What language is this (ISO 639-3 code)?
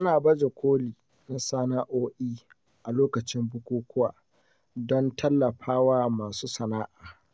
hau